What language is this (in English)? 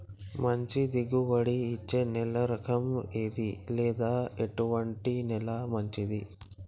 Telugu